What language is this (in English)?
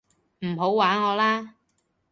Cantonese